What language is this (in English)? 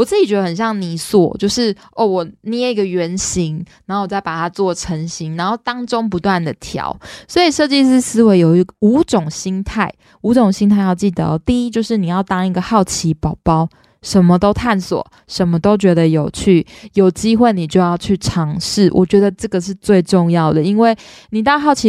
Chinese